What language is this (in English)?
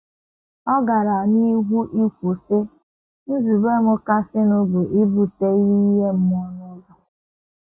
Igbo